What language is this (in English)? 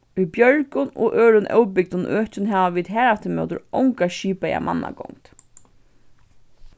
Faroese